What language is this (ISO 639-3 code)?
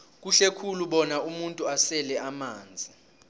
nbl